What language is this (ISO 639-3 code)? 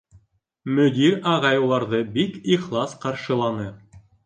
bak